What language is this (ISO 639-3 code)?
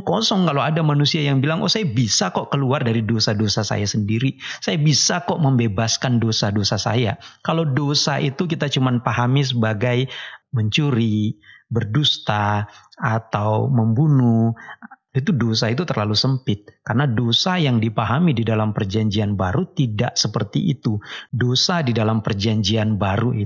ind